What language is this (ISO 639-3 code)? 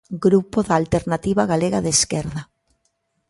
glg